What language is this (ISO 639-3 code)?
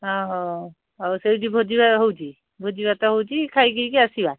ori